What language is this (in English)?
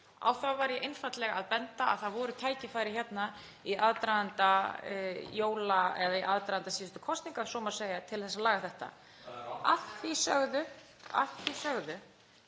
Icelandic